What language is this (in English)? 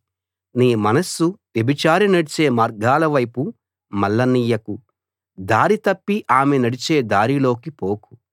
Telugu